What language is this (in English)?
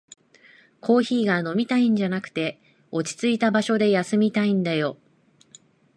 Japanese